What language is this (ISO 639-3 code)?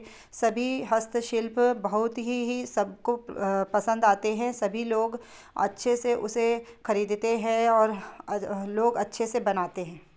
hin